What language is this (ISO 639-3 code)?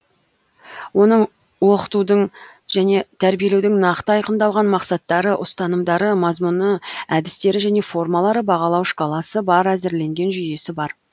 kaz